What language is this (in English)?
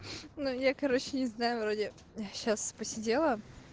Russian